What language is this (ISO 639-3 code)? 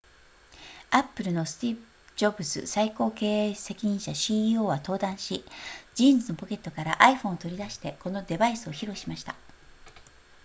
jpn